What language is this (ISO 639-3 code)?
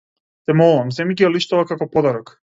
mkd